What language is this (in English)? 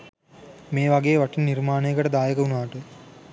Sinhala